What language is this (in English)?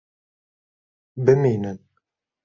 Kurdish